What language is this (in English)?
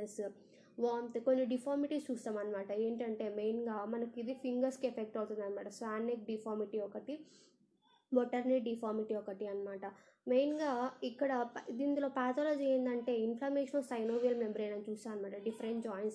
Telugu